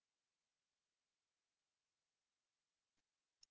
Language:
Kazakh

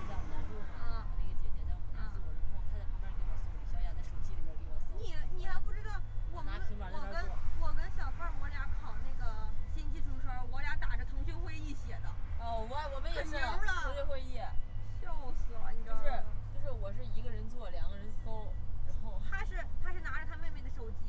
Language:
Chinese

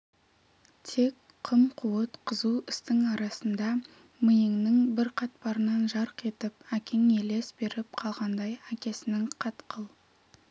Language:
Kazakh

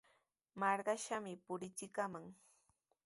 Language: Sihuas Ancash Quechua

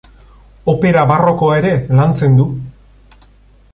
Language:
Basque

